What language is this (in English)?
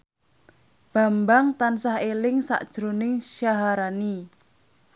Javanese